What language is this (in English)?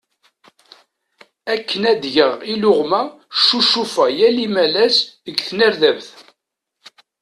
Kabyle